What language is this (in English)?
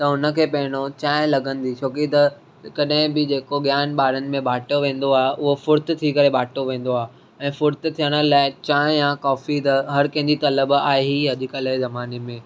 Sindhi